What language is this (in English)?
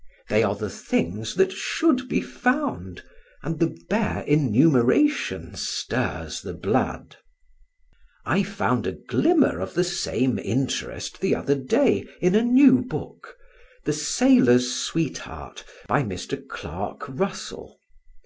English